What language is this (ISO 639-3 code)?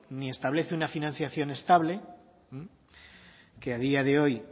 spa